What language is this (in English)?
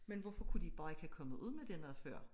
Danish